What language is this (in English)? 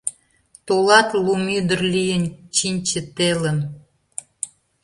Mari